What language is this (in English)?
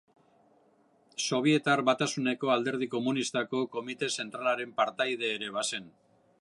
Basque